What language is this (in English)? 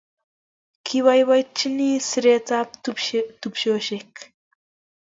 Kalenjin